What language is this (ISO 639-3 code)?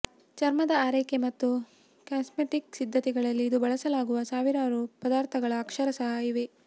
kan